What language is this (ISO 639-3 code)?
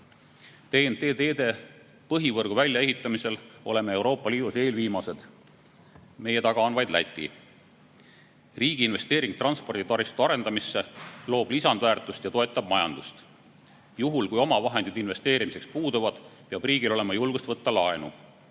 est